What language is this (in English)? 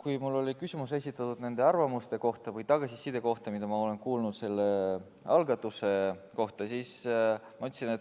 Estonian